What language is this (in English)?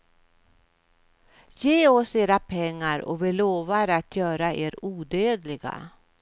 Swedish